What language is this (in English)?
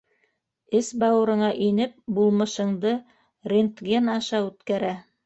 Bashkir